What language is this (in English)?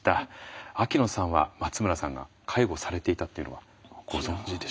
Japanese